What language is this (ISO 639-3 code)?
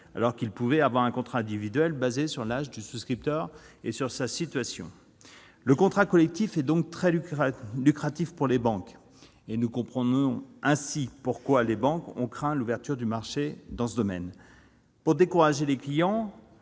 fra